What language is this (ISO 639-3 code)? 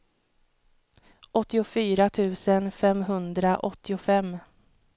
swe